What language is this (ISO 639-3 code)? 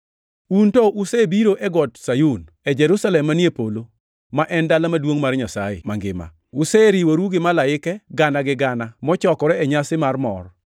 luo